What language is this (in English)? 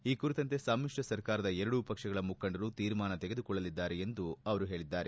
Kannada